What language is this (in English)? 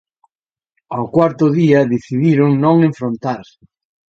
Galician